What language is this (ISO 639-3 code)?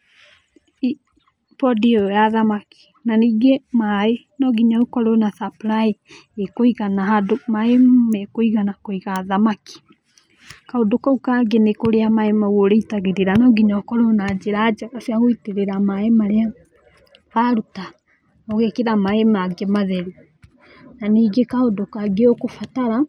kik